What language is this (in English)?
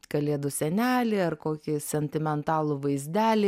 Lithuanian